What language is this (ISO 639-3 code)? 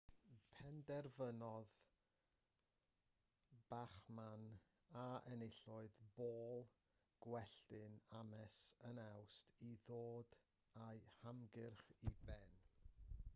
cym